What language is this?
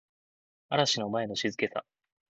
Japanese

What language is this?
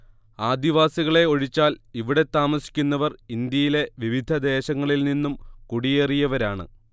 Malayalam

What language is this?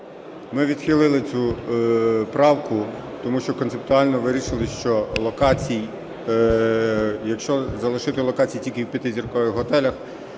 Ukrainian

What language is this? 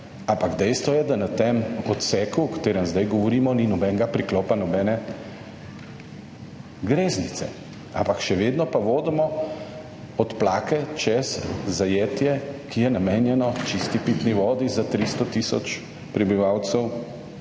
Slovenian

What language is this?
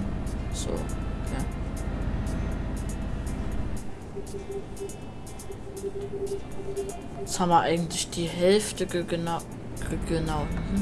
German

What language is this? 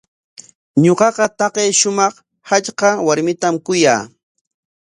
Corongo Ancash Quechua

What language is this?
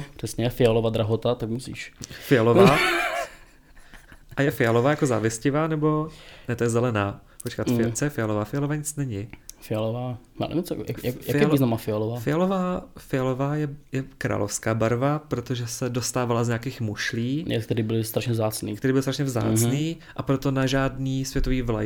Czech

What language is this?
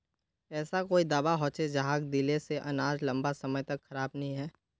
Magahi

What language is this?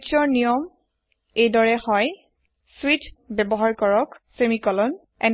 Assamese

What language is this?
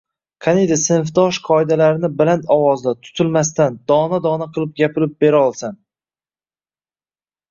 Uzbek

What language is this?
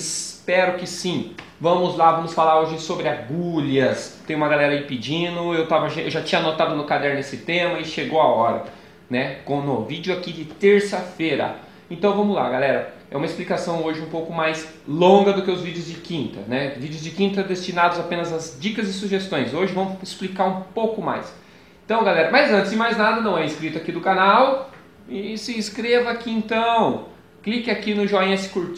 Portuguese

